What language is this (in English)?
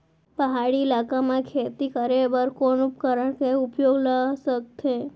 Chhattisgarhi